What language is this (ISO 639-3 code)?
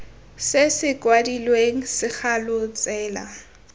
tsn